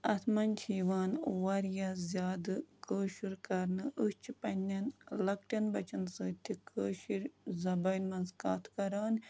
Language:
Kashmiri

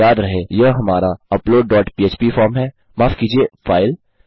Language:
Hindi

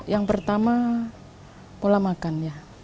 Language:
Indonesian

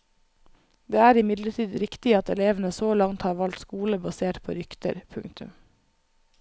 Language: Norwegian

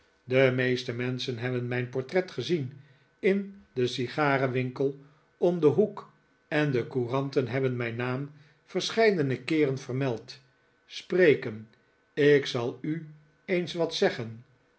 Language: Dutch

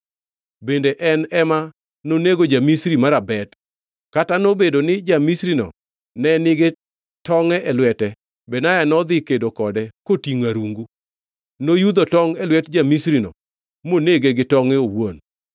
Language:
Luo (Kenya and Tanzania)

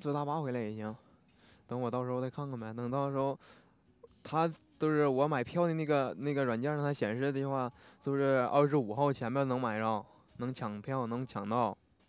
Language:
Chinese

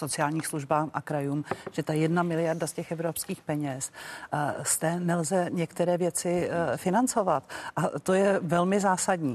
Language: Czech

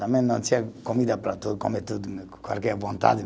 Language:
Portuguese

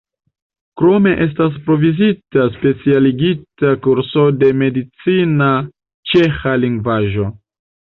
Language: Esperanto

